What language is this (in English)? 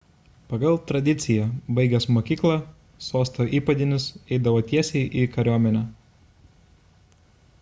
Lithuanian